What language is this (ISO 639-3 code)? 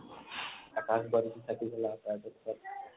asm